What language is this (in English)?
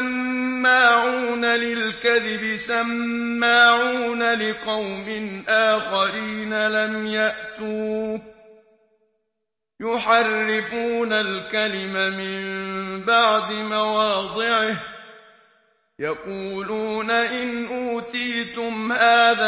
Arabic